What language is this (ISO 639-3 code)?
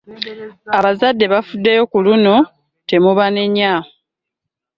lug